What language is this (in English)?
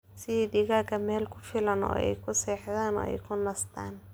Somali